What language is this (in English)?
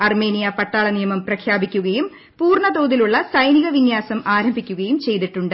Malayalam